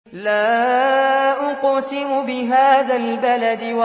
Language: Arabic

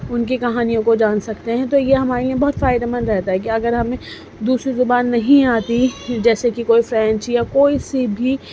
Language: Urdu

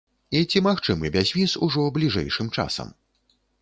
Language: Belarusian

